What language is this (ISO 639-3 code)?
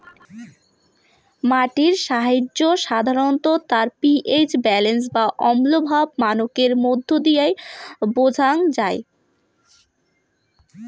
ben